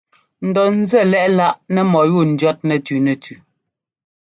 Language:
Ngomba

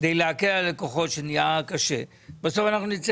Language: Hebrew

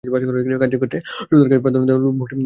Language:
Bangla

